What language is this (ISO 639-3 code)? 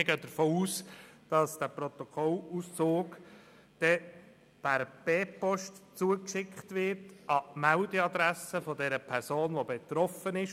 gsw